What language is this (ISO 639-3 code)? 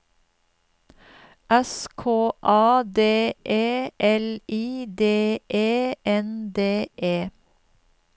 nor